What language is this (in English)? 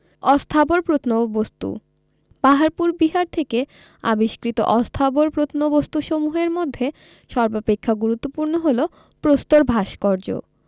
Bangla